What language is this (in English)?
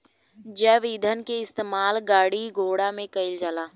Bhojpuri